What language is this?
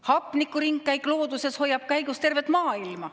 Estonian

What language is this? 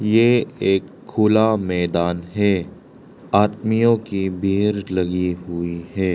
Hindi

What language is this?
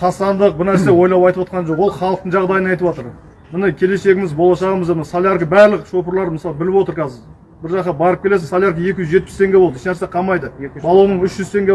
Kazakh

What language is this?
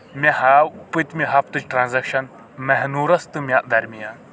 Kashmiri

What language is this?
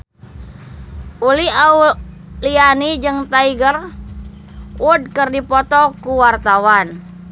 Sundanese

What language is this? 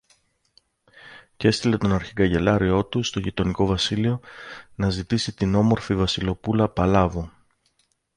Greek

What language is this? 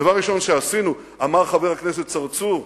Hebrew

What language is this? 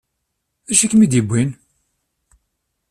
Kabyle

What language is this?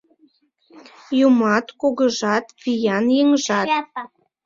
Mari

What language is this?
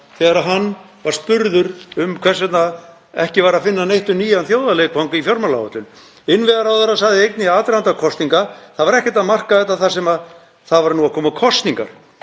Icelandic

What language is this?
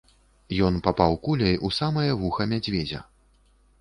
Belarusian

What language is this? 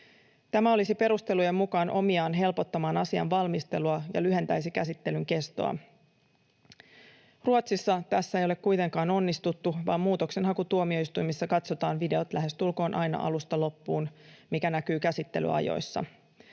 Finnish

